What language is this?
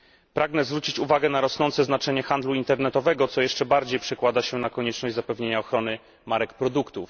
Polish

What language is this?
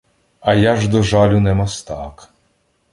Ukrainian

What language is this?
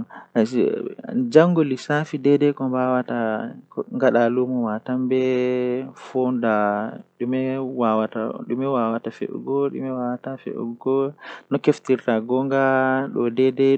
Western Niger Fulfulde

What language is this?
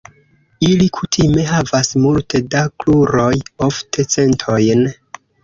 Esperanto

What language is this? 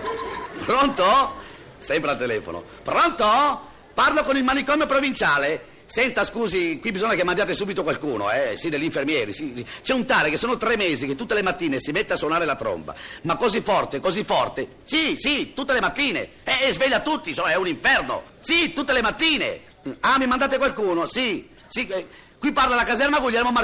Italian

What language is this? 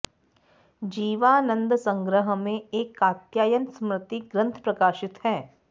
Sanskrit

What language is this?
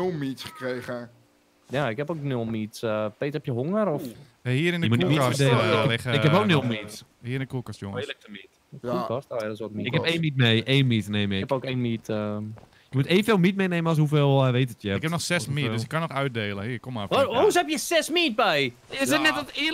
Dutch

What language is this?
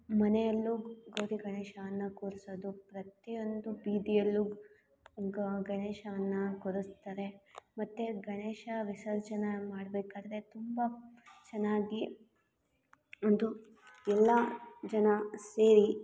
Kannada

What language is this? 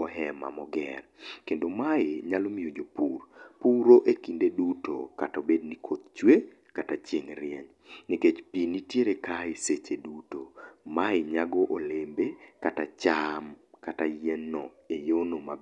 Luo (Kenya and Tanzania)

